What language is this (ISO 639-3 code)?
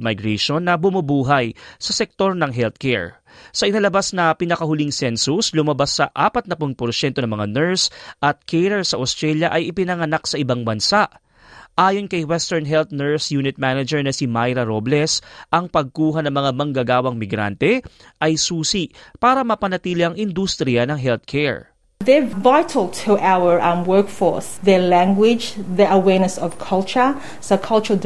fil